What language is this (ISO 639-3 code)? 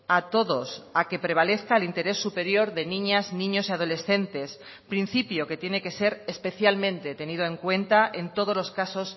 spa